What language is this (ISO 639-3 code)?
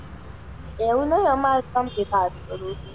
guj